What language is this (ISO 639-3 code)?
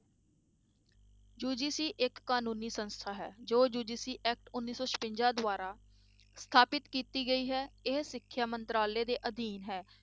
pan